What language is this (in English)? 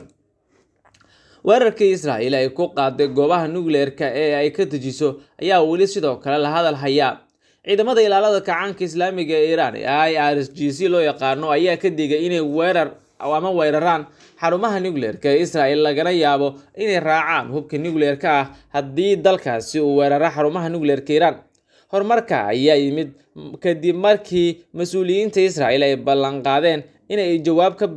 Arabic